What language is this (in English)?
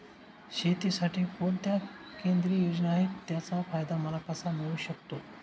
Marathi